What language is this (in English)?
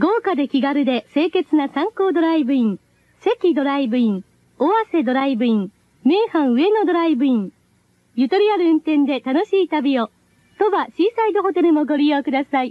Japanese